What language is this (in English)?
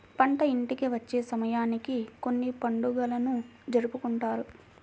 Telugu